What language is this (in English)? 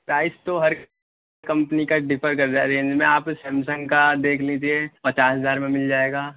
Urdu